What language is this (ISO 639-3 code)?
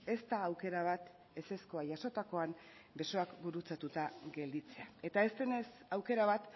eus